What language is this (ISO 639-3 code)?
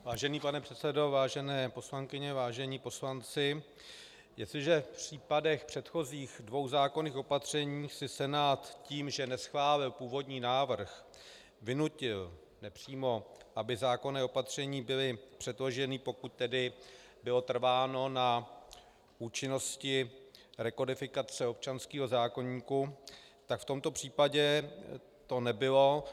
ces